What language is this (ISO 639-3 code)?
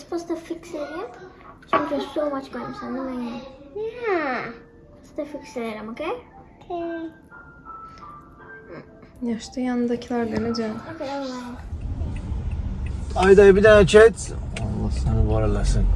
tur